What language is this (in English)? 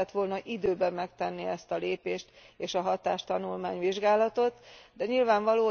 Hungarian